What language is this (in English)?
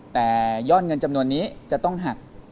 Thai